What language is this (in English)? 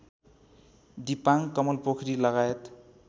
Nepali